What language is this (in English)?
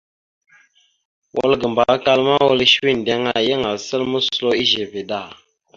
Mada (Cameroon)